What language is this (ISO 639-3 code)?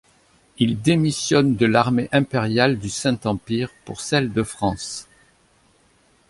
fra